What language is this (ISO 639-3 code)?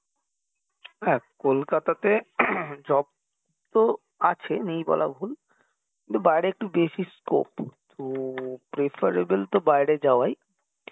ben